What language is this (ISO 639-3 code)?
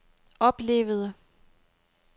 dan